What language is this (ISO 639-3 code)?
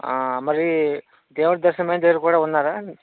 tel